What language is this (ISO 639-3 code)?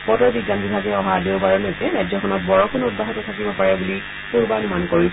asm